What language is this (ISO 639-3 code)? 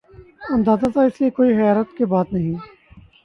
urd